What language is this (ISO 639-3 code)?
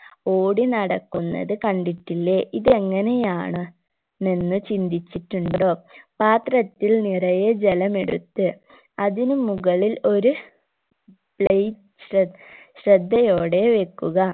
mal